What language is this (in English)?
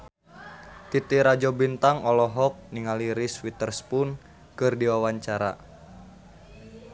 Sundanese